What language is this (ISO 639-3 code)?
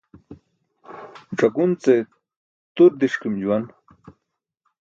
bsk